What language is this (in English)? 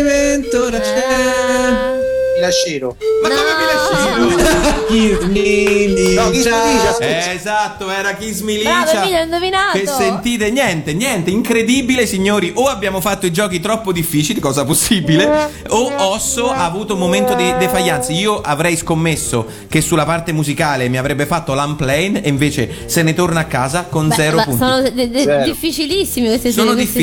Italian